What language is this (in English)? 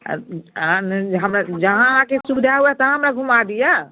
Maithili